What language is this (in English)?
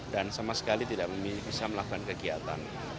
Indonesian